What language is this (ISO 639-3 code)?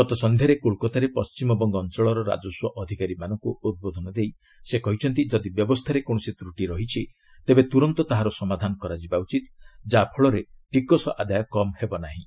ori